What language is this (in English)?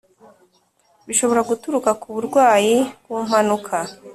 Kinyarwanda